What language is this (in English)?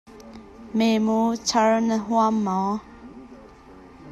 Hakha Chin